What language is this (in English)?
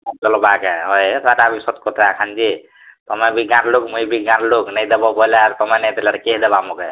Odia